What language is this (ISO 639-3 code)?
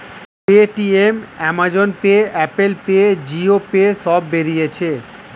ben